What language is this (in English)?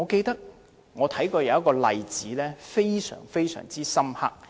Cantonese